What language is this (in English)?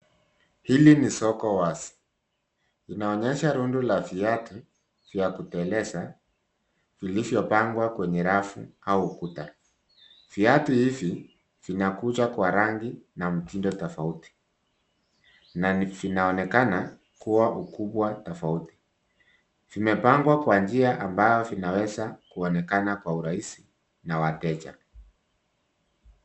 Swahili